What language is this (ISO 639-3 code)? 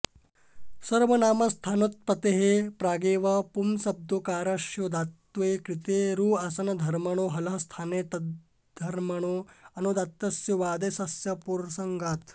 san